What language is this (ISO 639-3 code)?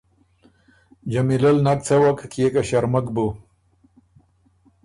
oru